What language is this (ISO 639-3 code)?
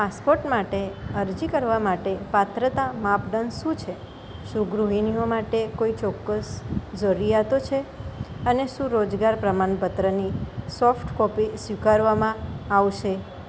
guj